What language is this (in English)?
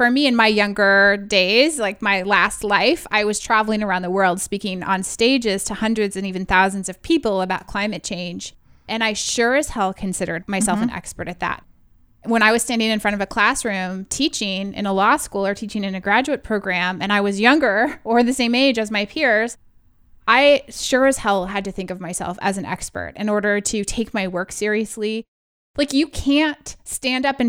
English